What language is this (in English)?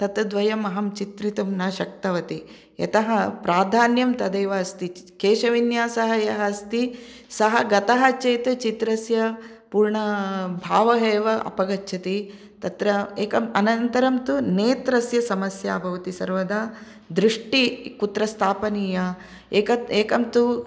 Sanskrit